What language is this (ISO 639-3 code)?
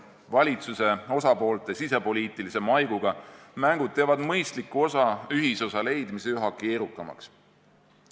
est